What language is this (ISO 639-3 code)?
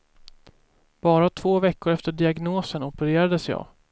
swe